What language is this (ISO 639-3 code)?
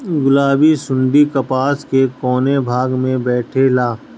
bho